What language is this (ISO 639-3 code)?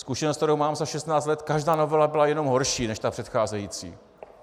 ces